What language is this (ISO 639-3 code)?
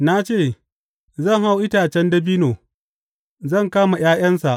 hau